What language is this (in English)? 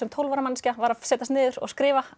Icelandic